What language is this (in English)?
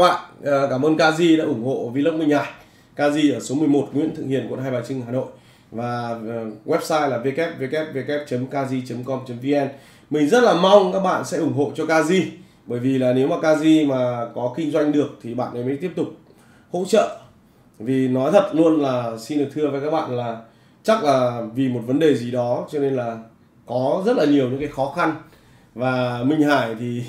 Vietnamese